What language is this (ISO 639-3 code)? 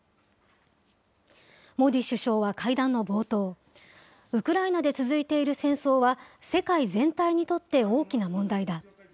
jpn